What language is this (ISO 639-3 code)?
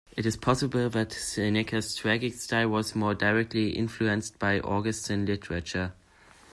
eng